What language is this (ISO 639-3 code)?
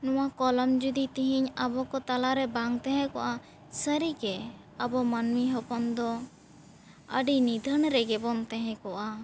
sat